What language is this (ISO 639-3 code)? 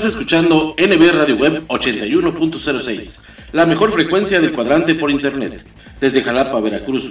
spa